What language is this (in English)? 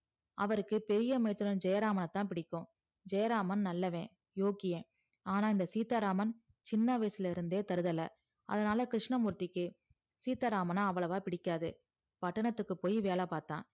Tamil